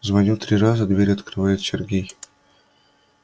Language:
Russian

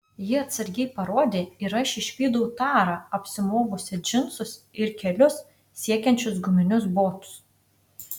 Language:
Lithuanian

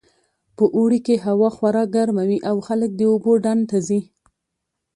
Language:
Pashto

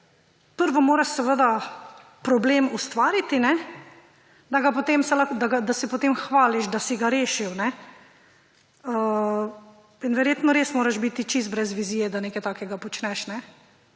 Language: Slovenian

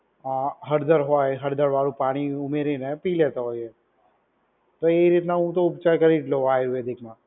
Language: Gujarati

